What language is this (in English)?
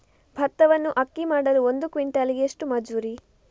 Kannada